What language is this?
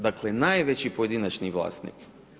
Croatian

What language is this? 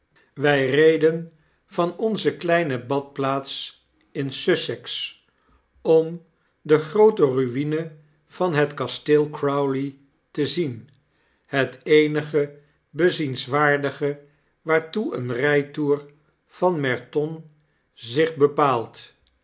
Dutch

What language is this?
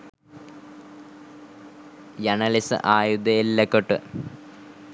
Sinhala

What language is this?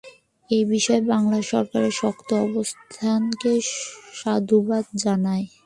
Bangla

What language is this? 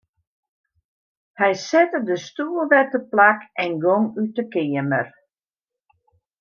Western Frisian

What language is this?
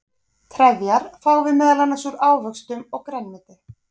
Icelandic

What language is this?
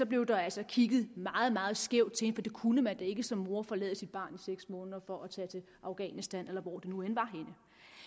Danish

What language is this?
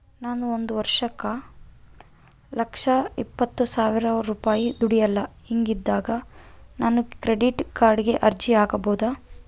Kannada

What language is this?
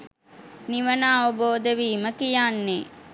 Sinhala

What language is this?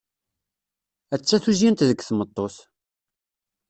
Kabyle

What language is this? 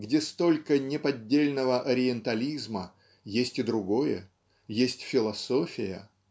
Russian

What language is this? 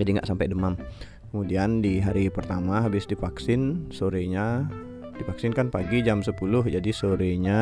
Indonesian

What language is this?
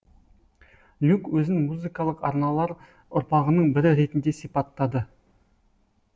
Kazakh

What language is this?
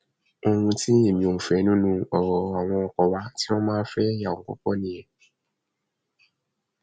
Yoruba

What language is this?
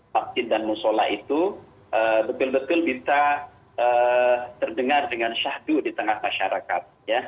Indonesian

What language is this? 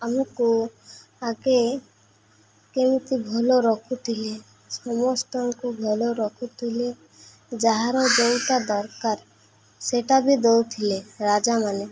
Odia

